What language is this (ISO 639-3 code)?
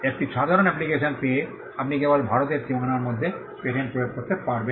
ben